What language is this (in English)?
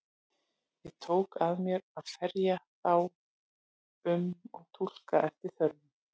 Icelandic